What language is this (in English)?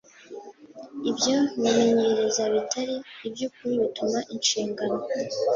Kinyarwanda